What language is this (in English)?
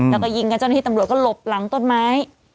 Thai